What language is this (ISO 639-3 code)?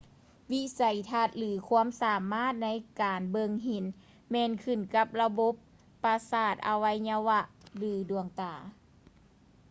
lao